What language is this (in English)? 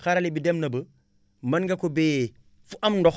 Wolof